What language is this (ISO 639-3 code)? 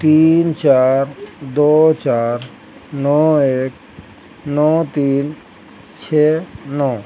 urd